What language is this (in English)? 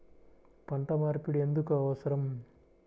Telugu